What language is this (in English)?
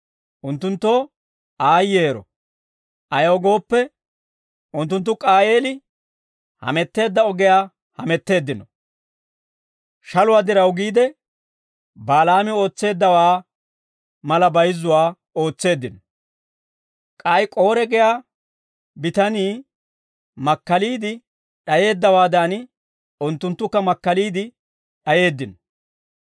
Dawro